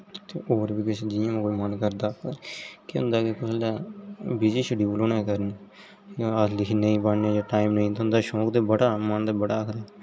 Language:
Dogri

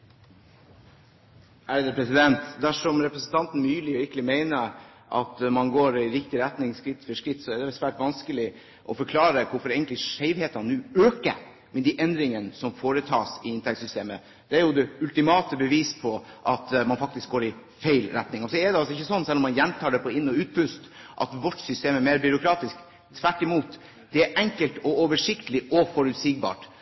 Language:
Norwegian Bokmål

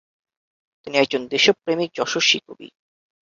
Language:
Bangla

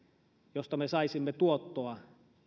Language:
Finnish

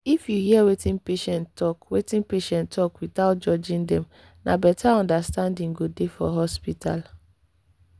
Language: Nigerian Pidgin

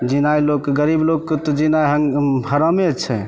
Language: Maithili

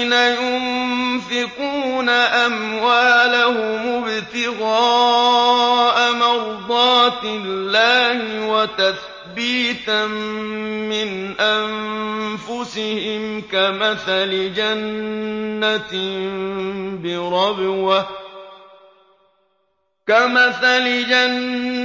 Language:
Arabic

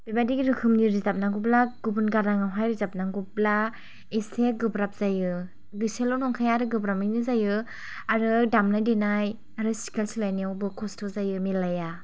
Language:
Bodo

